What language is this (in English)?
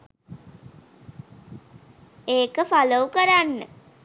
Sinhala